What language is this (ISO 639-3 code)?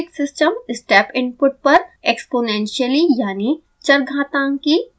hin